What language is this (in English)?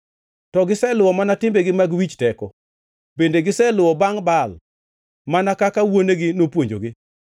Luo (Kenya and Tanzania)